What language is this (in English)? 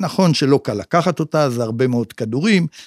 Hebrew